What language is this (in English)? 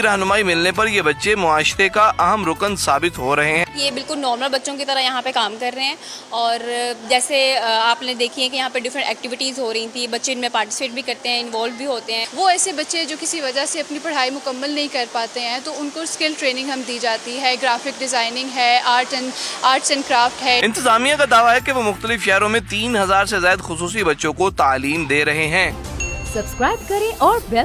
Hindi